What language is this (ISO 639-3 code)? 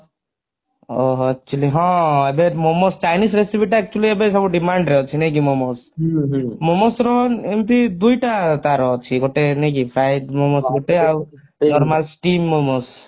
ori